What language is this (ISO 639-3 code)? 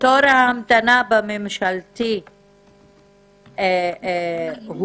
heb